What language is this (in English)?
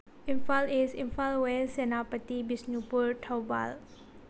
Manipuri